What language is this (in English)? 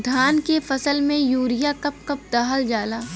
Bhojpuri